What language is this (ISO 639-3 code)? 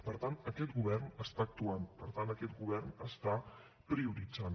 cat